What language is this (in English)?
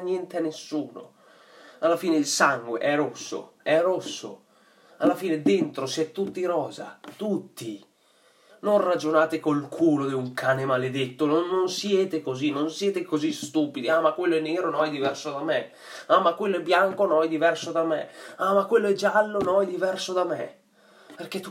Italian